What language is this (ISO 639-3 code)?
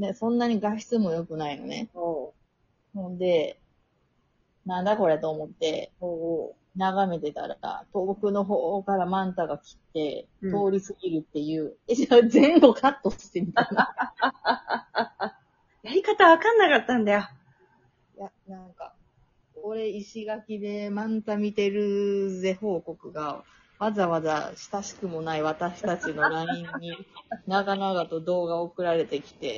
jpn